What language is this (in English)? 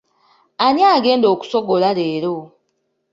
Ganda